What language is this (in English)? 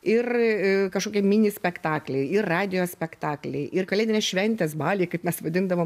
Lithuanian